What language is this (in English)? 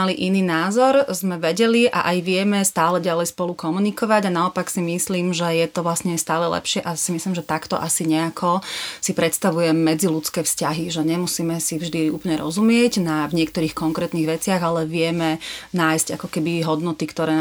Slovak